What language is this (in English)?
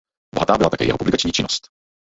Czech